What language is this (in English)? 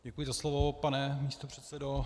Czech